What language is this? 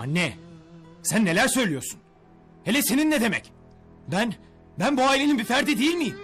Turkish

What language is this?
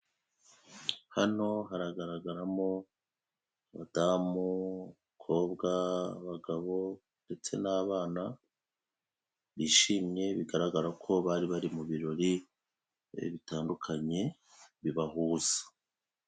Kinyarwanda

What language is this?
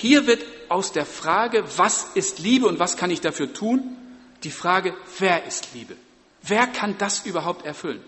German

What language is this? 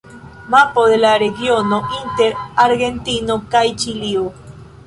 Esperanto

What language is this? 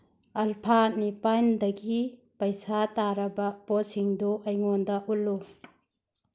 Manipuri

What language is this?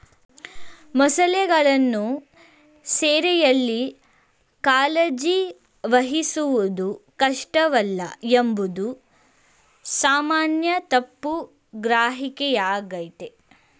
Kannada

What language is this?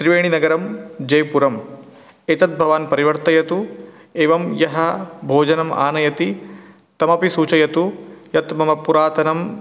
Sanskrit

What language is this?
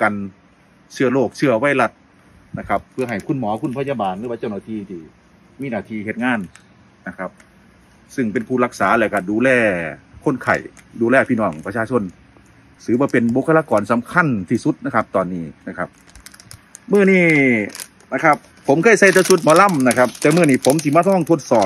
Thai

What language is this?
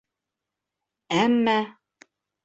Bashkir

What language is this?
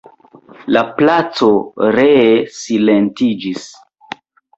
Esperanto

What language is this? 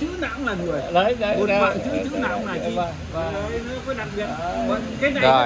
Vietnamese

